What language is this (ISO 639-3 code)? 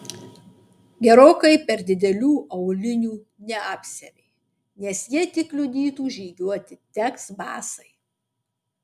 lit